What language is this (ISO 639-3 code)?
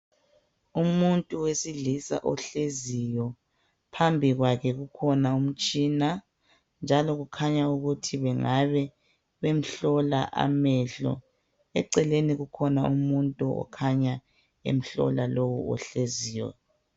nde